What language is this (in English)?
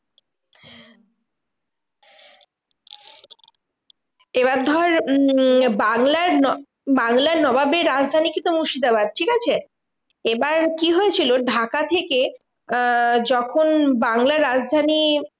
Bangla